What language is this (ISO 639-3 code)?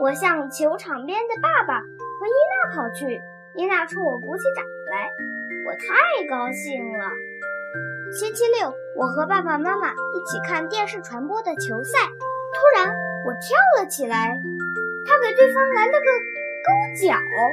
zho